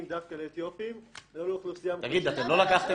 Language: Hebrew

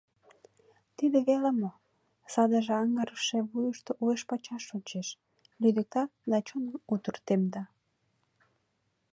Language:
Mari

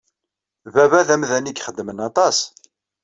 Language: Kabyle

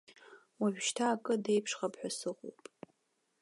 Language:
Abkhazian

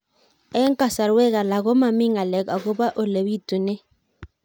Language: Kalenjin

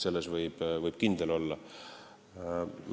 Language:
Estonian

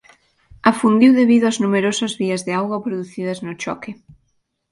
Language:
Galician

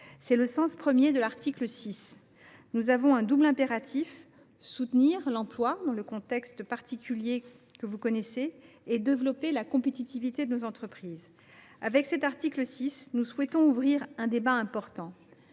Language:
French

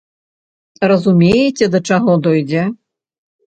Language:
Belarusian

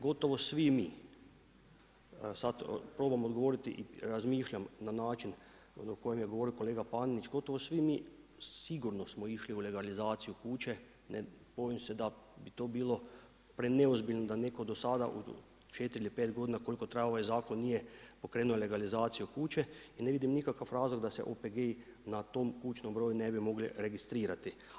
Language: Croatian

